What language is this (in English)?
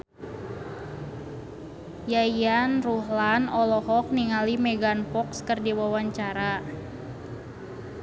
Sundanese